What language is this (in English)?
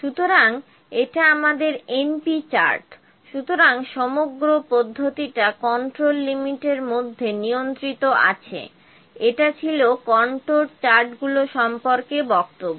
Bangla